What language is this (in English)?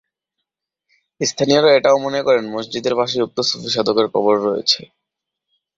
Bangla